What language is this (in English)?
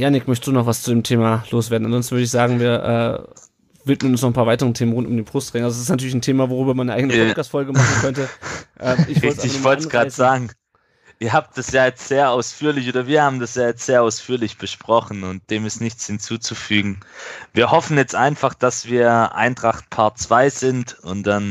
German